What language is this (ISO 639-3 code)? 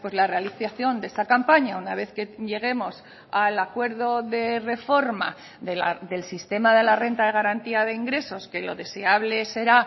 spa